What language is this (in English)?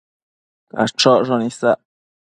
Matsés